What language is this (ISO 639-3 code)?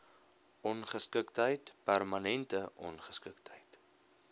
afr